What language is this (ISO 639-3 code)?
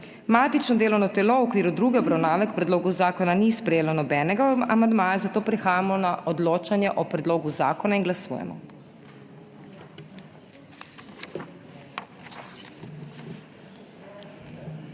slv